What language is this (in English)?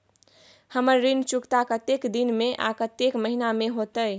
Maithili